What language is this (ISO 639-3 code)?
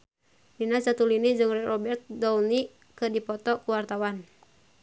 sun